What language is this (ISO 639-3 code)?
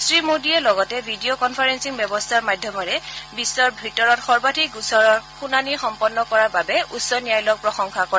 asm